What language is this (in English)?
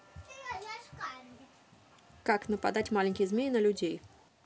Russian